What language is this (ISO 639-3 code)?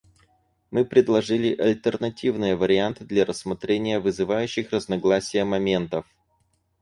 rus